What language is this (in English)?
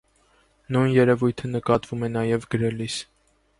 Armenian